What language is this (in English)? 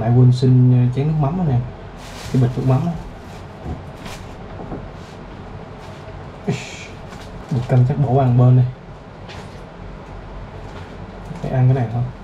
Vietnamese